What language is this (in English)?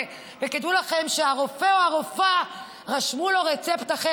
Hebrew